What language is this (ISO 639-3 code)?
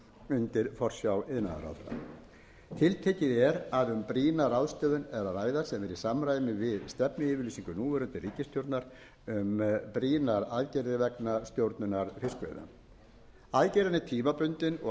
isl